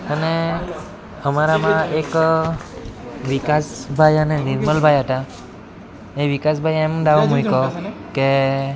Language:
Gujarati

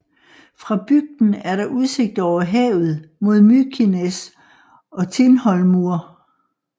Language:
Danish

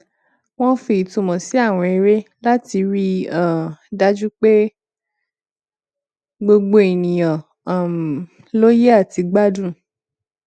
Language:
Yoruba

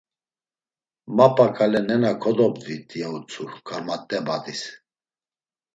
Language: Laz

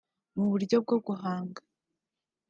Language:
Kinyarwanda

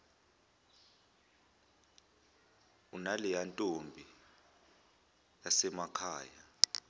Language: Zulu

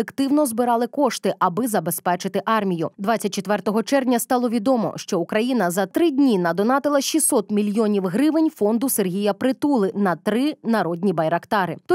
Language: Ukrainian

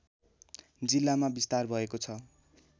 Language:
Nepali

